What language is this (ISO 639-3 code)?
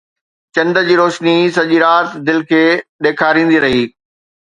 snd